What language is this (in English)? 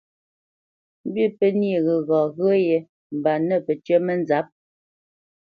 Bamenyam